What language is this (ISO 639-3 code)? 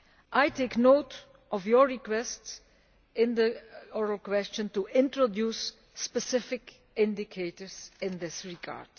eng